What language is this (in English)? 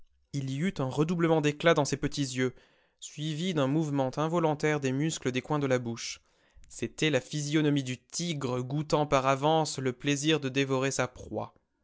French